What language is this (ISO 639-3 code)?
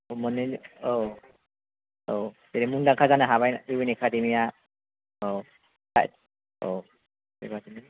brx